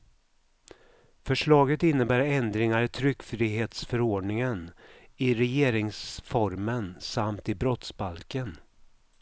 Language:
Swedish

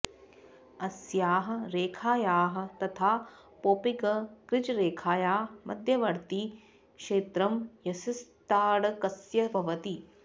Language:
Sanskrit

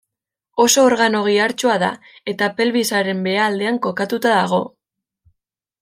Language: Basque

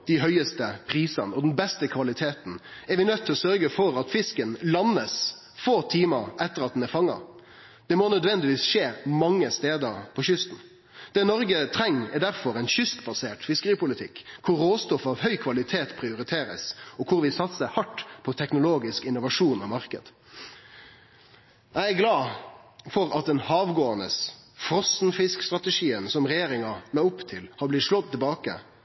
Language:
Norwegian Nynorsk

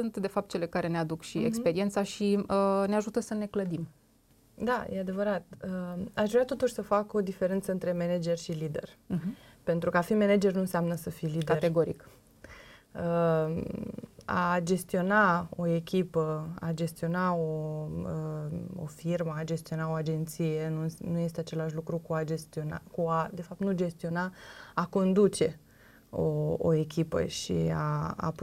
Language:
Romanian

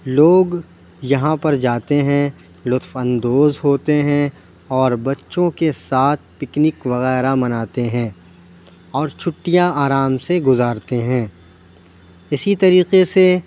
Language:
Urdu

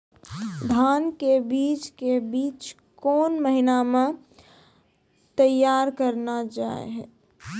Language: Maithili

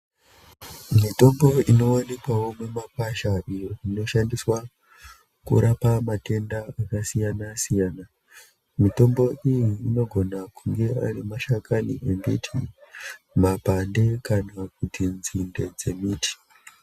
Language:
Ndau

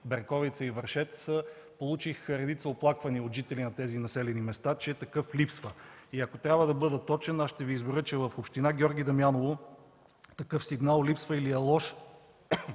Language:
Bulgarian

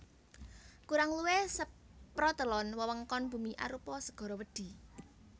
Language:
Javanese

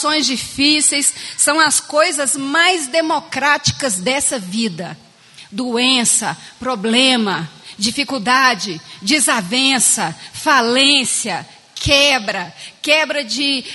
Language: Portuguese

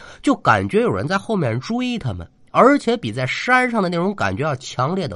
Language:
Chinese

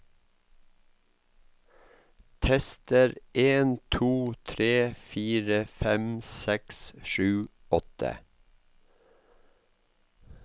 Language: Norwegian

